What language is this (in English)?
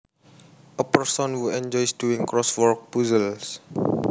Javanese